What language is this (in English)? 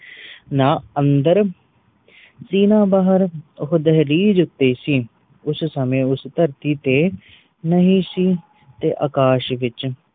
Punjabi